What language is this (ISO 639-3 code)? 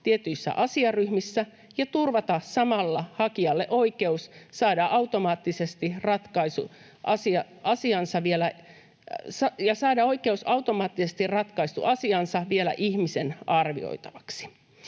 fin